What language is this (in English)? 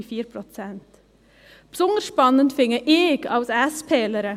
Swiss German